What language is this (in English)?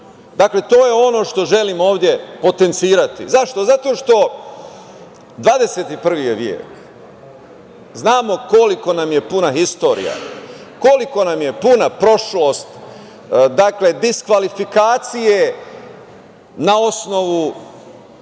Serbian